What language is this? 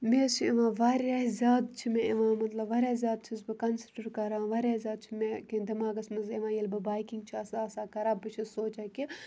Kashmiri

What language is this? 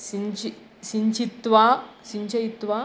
Sanskrit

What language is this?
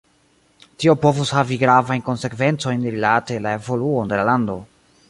Esperanto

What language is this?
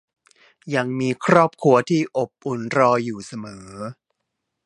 Thai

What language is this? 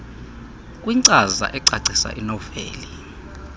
Xhosa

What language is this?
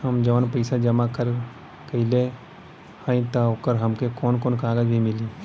Bhojpuri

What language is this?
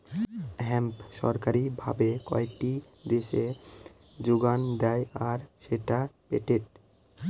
Bangla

